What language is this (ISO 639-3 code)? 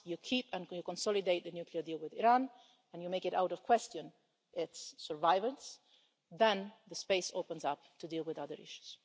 eng